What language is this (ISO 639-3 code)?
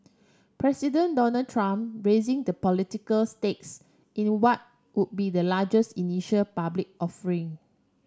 eng